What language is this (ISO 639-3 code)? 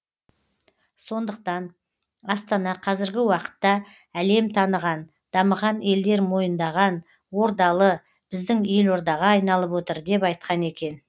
kaz